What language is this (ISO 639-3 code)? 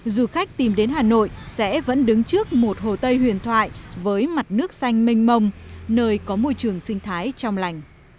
vie